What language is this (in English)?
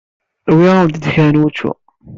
Kabyle